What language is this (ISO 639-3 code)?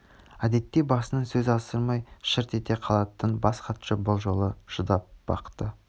kaz